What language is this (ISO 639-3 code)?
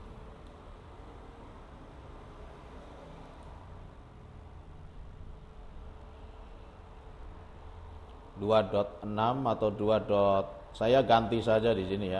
ind